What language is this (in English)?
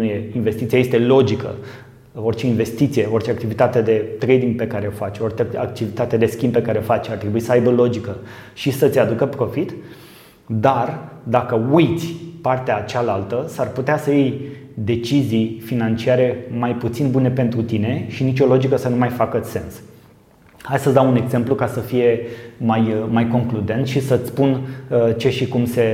Romanian